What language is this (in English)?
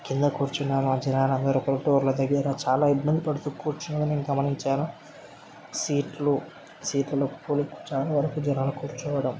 Telugu